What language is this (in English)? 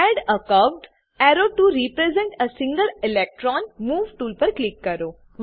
Gujarati